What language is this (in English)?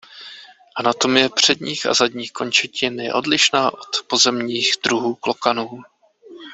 Czech